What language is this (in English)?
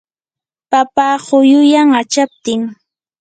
Yanahuanca Pasco Quechua